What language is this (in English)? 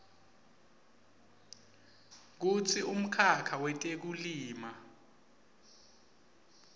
Swati